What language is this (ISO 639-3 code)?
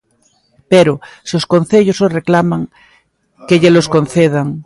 glg